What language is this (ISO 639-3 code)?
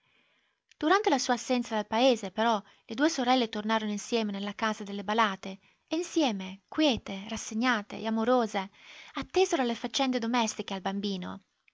ita